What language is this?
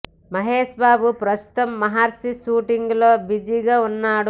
Telugu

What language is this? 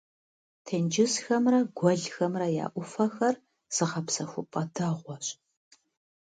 Kabardian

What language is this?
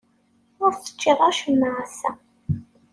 Kabyle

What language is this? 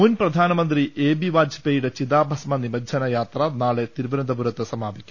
Malayalam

